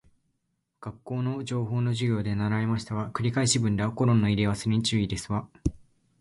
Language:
Japanese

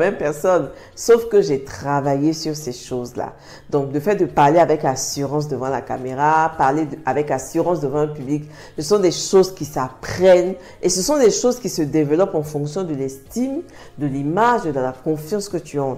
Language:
French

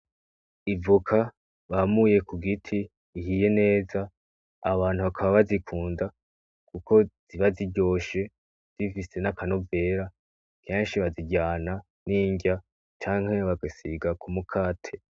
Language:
Rundi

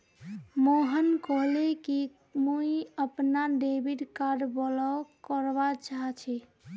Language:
Magahi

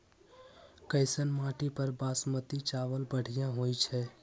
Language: Magahi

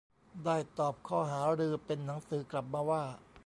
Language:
Thai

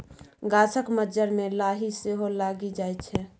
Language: Maithili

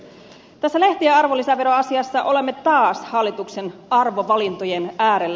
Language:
Finnish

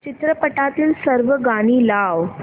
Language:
Marathi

